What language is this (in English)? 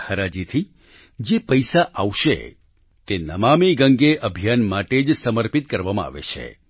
Gujarati